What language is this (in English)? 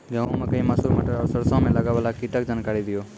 Maithili